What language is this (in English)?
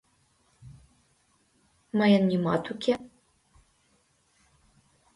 Mari